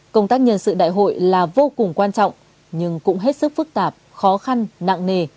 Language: Vietnamese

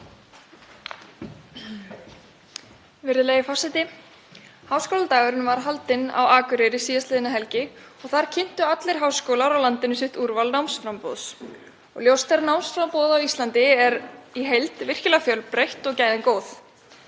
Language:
Icelandic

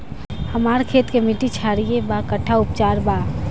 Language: Bhojpuri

